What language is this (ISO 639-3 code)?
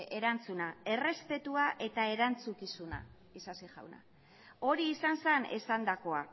eus